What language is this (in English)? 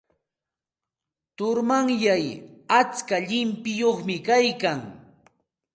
Santa Ana de Tusi Pasco Quechua